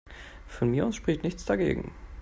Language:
German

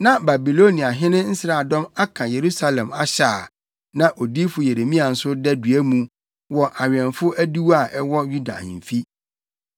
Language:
Akan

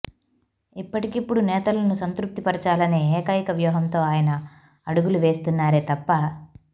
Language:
Telugu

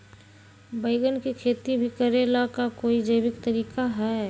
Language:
Magahi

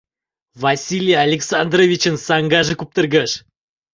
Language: Mari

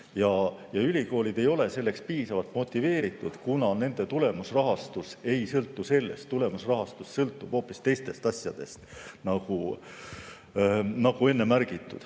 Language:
Estonian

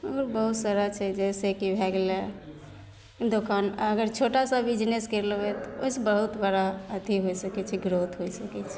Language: Maithili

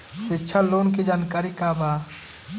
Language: Bhojpuri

